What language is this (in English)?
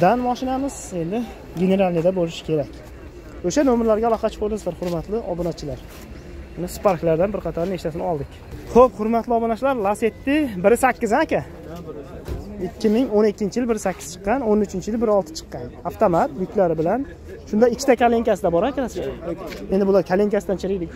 Turkish